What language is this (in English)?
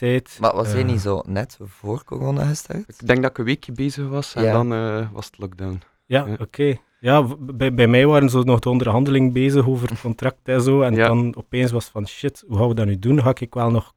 Dutch